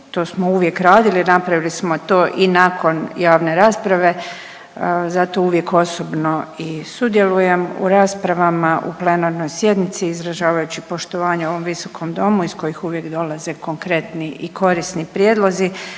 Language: Croatian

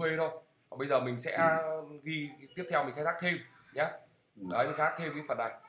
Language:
Vietnamese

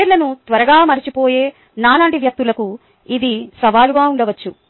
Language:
Telugu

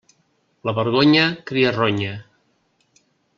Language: Catalan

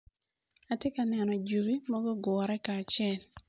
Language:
Acoli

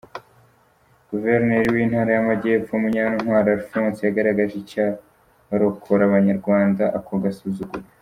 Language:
Kinyarwanda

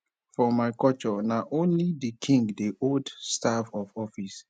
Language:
Nigerian Pidgin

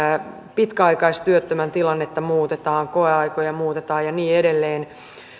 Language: Finnish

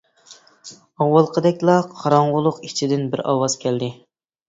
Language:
Uyghur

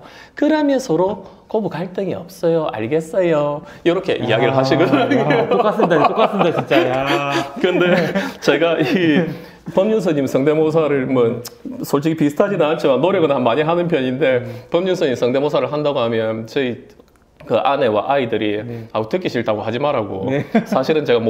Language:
Korean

